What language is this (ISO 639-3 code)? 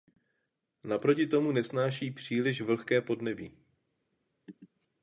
ces